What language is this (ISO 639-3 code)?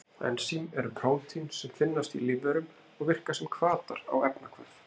isl